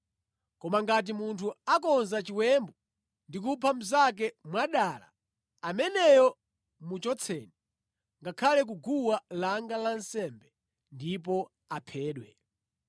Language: Nyanja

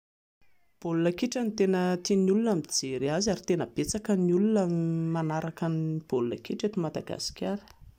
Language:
Malagasy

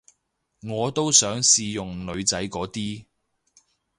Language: Cantonese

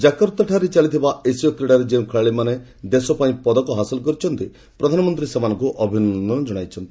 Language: Odia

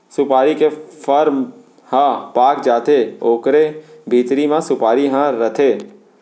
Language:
Chhattisgarhi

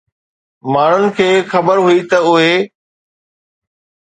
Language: Sindhi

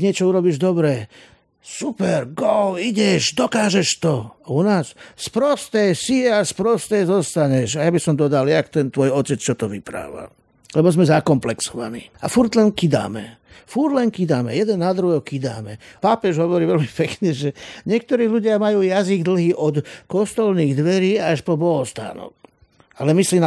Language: Slovak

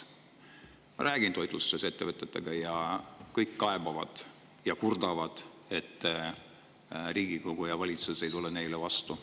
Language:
Estonian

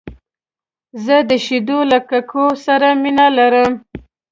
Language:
Pashto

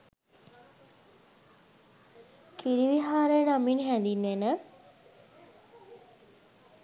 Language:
Sinhala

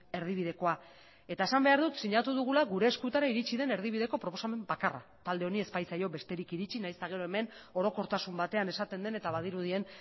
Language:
Basque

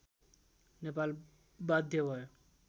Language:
Nepali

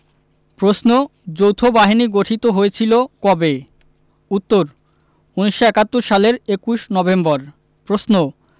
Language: Bangla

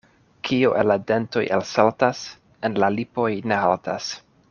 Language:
Esperanto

